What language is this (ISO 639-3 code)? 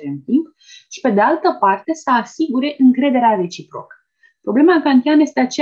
ron